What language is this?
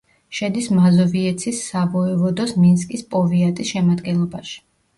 Georgian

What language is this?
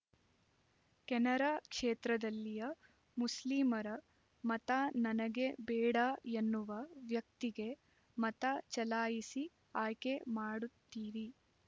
Kannada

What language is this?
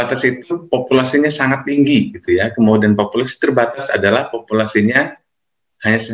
Indonesian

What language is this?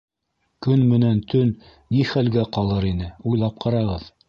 Bashkir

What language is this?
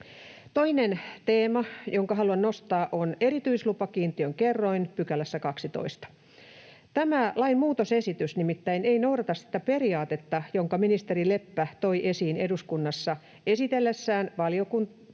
Finnish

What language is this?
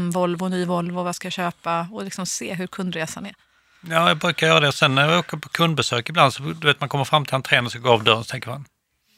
Swedish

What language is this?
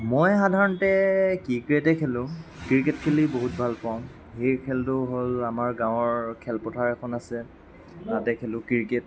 Assamese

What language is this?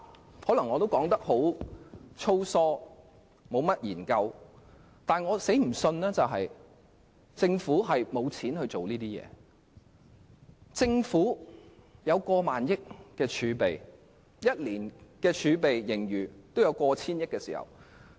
Cantonese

